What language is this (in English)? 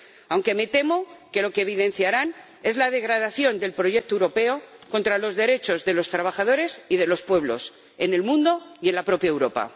Spanish